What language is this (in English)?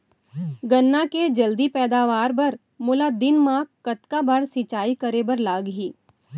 Chhattisgarhi